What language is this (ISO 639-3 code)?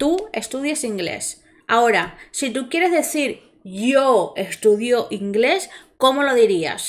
spa